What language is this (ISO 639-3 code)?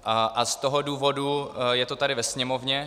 ces